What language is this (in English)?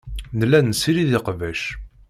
Kabyle